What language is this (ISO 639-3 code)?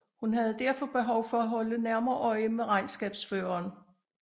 dan